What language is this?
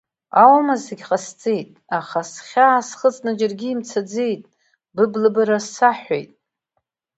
Abkhazian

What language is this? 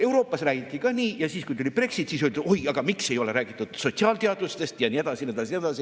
Estonian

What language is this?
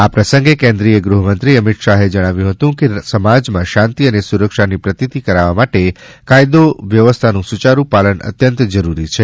Gujarati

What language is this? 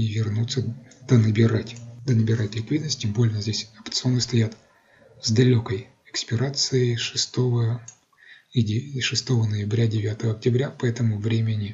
Russian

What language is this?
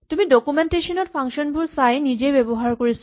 Assamese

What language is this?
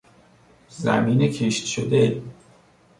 Persian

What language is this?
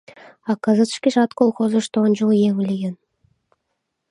Mari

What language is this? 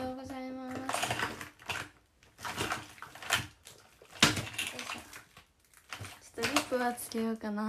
Japanese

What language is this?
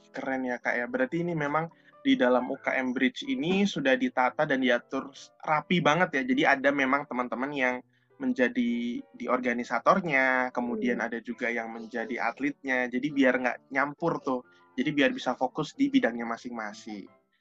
Indonesian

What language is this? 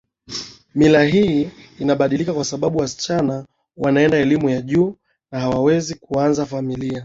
Swahili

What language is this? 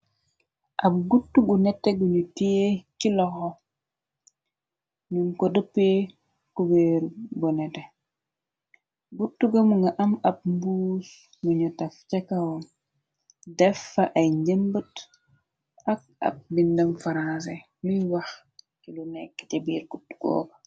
Wolof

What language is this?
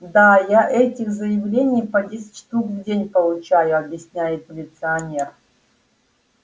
Russian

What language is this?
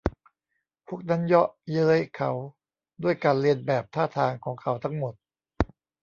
Thai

